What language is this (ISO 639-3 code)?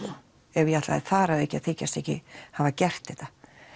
isl